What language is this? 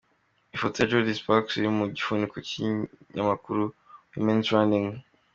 Kinyarwanda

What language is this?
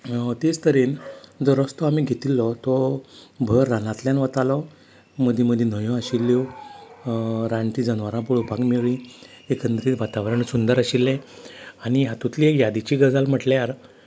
Konkani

